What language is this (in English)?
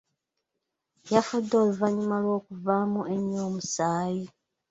Ganda